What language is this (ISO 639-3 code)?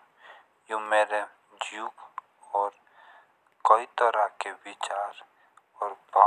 jns